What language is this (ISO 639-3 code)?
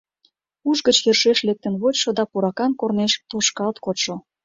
chm